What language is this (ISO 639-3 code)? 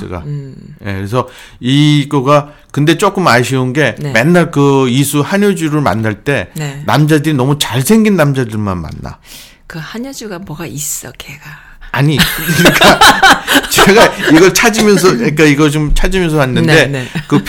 kor